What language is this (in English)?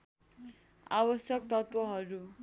Nepali